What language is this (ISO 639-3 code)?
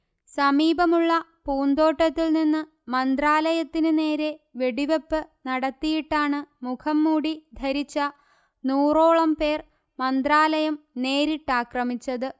mal